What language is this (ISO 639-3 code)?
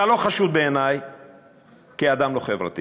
heb